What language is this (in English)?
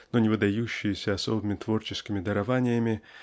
Russian